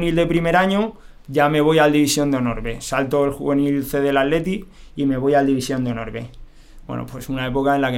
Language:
Spanish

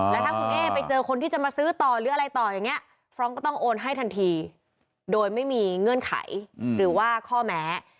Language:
Thai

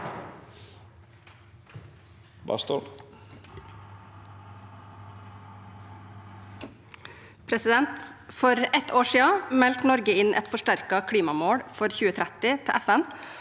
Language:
Norwegian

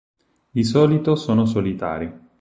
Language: Italian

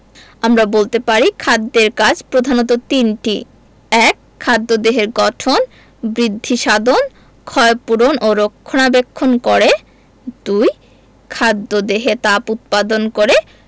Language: Bangla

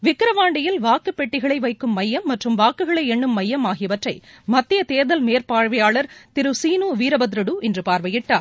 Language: Tamil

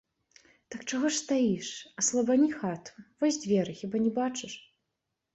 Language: Belarusian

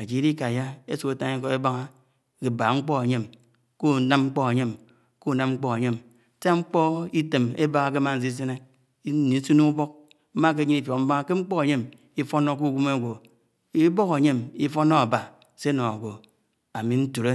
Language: Anaang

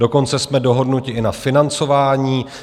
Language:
Czech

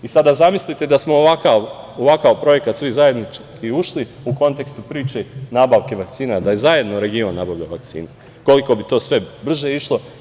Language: Serbian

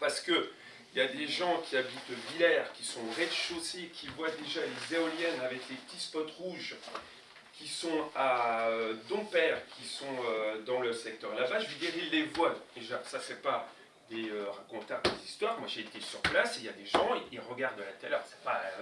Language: French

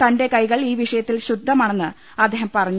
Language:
Malayalam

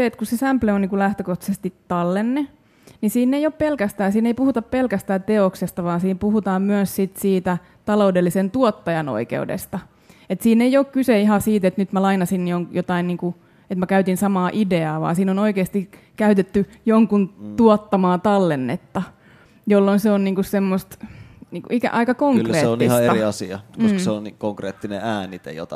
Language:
Finnish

